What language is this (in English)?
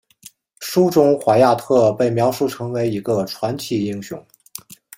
Chinese